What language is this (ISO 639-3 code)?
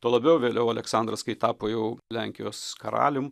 lit